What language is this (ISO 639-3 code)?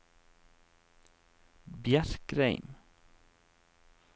nor